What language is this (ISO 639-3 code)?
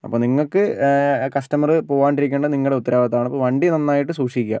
mal